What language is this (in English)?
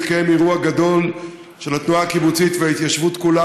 Hebrew